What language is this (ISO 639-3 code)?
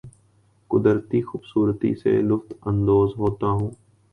urd